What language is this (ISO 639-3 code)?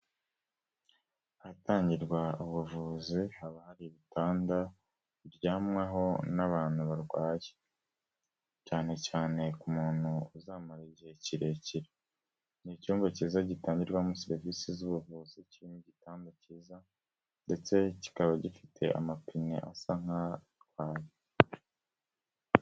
kin